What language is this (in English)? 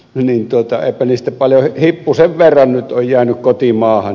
Finnish